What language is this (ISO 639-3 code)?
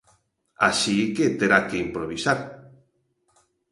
glg